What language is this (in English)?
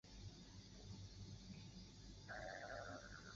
Chinese